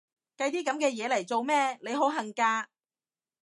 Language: Cantonese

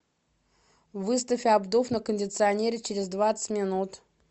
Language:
Russian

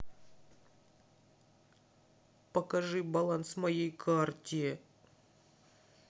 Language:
Russian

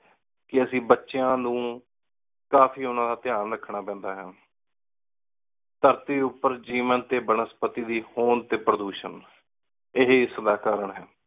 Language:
Punjabi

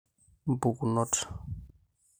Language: Masai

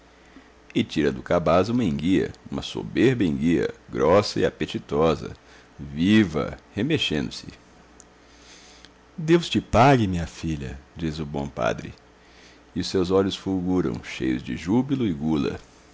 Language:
Portuguese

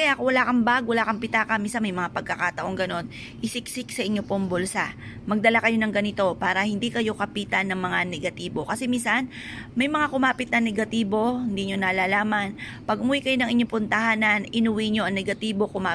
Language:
Filipino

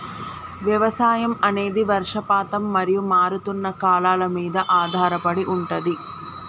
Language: Telugu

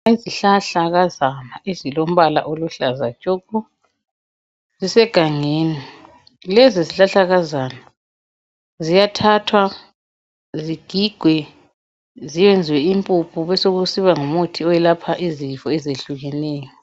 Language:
North Ndebele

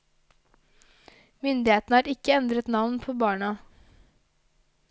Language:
Norwegian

